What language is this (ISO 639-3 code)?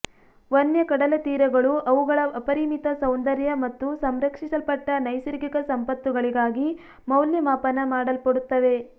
kan